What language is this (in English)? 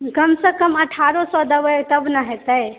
Maithili